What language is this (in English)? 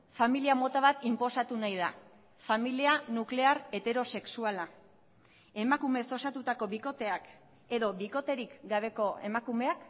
Basque